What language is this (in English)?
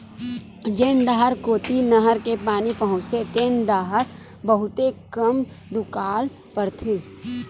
Chhattisgarhi